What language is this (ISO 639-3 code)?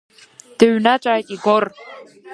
abk